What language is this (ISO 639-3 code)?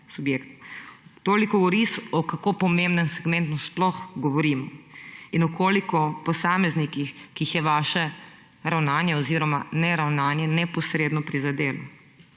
slv